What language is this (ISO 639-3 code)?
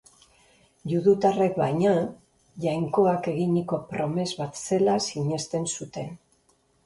eus